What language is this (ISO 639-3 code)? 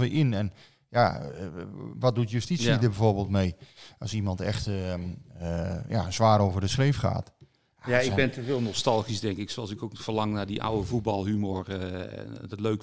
nld